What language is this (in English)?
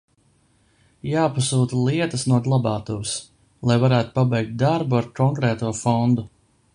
Latvian